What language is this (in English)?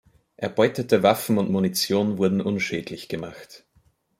German